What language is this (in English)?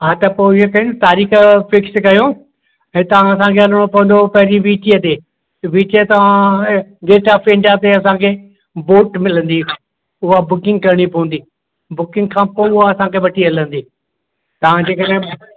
Sindhi